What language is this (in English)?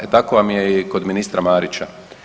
Croatian